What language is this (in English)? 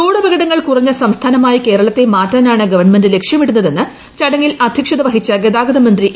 Malayalam